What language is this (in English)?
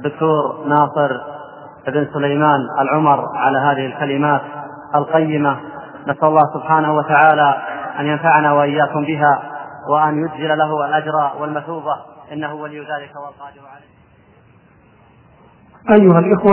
Arabic